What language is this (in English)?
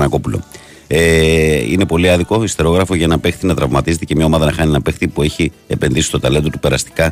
Greek